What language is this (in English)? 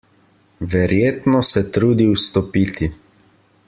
Slovenian